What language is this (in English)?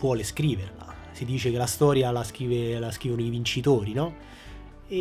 Italian